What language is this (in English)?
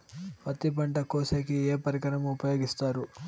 Telugu